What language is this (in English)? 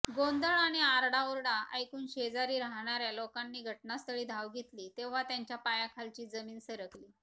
Marathi